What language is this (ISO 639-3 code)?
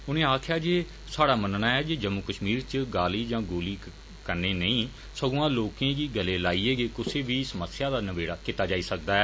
doi